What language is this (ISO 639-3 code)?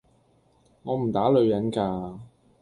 yue